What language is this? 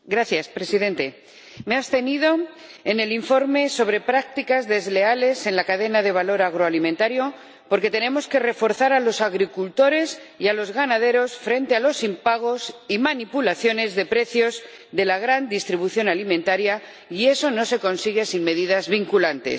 Spanish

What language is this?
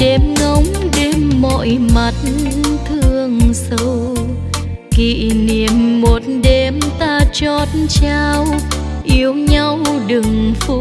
Vietnamese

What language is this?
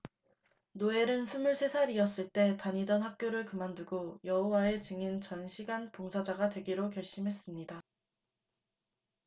Korean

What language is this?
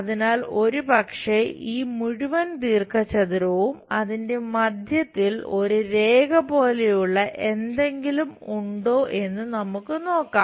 Malayalam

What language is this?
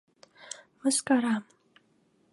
Mari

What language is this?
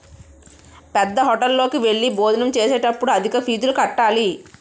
Telugu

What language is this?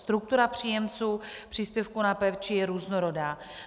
Czech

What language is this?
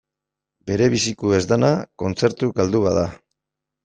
Basque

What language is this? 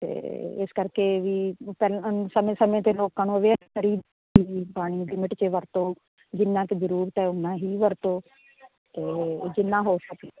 Punjabi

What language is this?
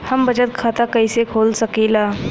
Bhojpuri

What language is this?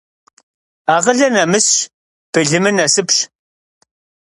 Kabardian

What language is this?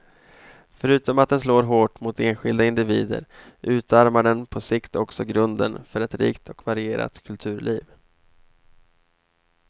Swedish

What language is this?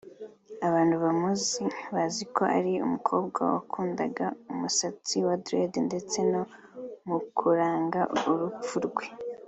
Kinyarwanda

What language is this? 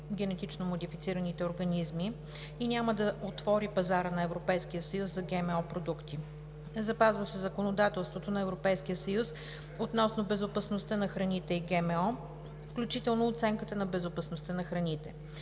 Bulgarian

